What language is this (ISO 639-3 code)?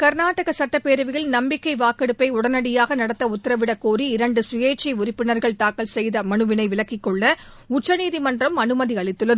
tam